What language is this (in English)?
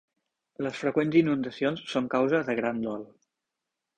Catalan